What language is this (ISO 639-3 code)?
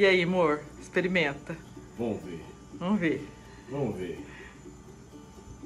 por